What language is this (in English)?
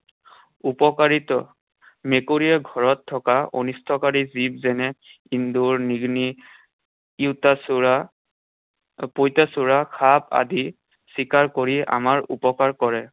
Assamese